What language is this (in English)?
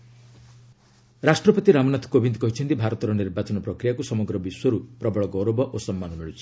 Odia